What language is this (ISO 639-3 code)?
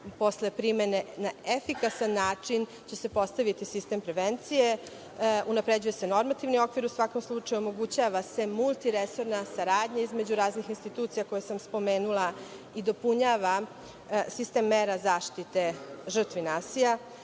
srp